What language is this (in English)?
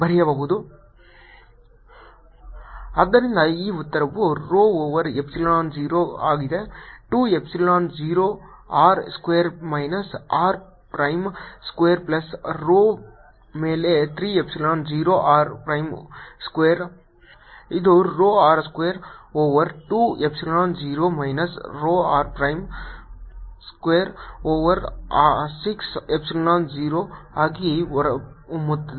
Kannada